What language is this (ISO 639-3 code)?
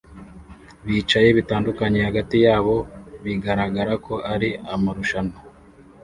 kin